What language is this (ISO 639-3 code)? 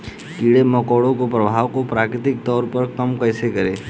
hin